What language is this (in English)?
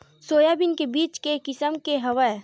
Chhattisgarhi